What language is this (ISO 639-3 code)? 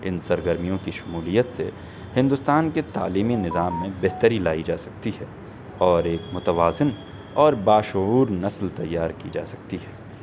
urd